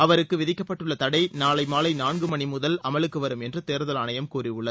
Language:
Tamil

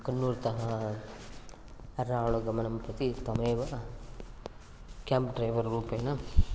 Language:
Sanskrit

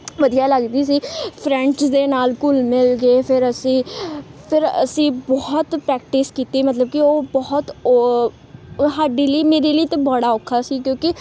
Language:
Punjabi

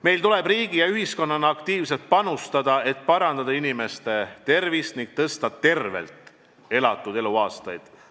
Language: Estonian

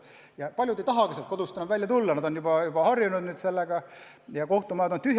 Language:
Estonian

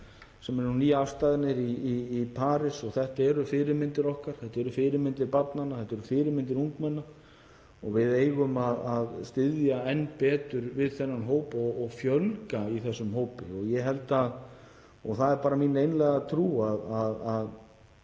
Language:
Icelandic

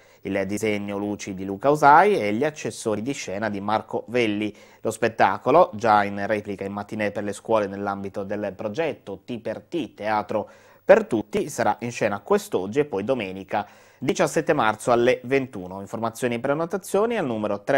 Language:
Italian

